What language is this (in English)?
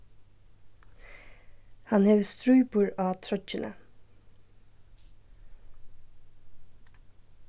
Faroese